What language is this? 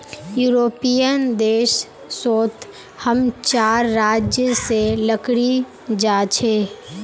Magahi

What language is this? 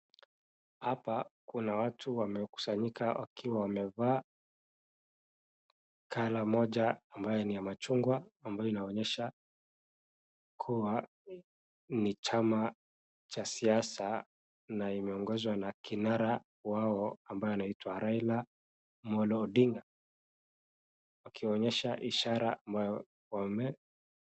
Swahili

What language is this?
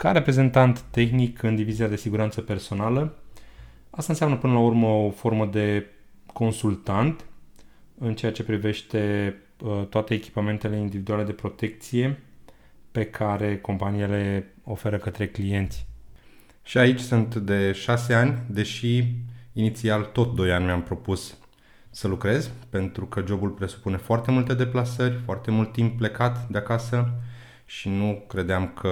Romanian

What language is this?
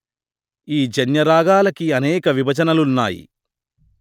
Telugu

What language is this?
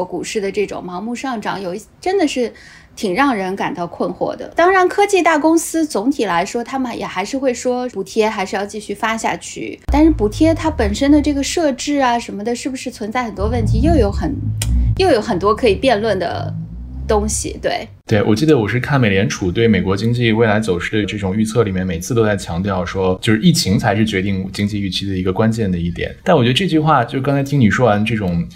Chinese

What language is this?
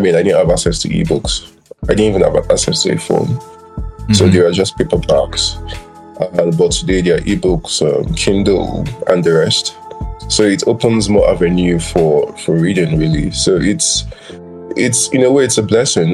English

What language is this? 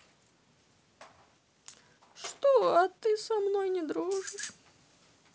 Russian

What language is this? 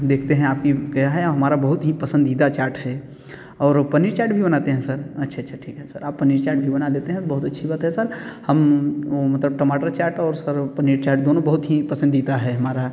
Hindi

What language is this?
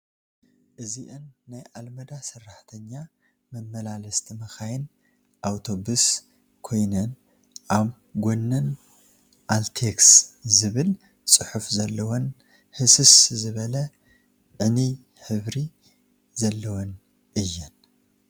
Tigrinya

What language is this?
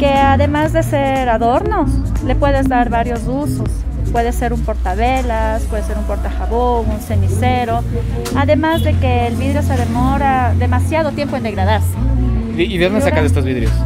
Spanish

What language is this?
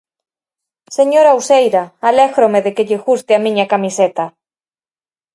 Galician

